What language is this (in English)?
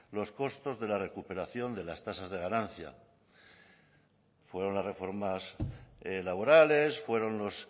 Spanish